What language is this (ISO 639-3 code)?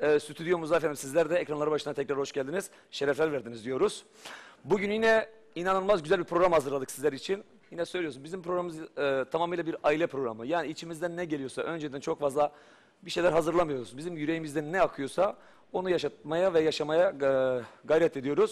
tur